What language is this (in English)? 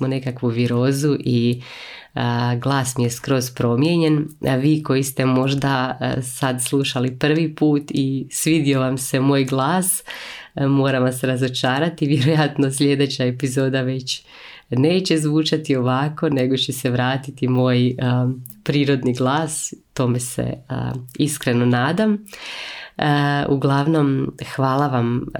Croatian